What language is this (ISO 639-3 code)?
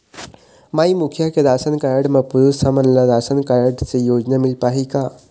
hne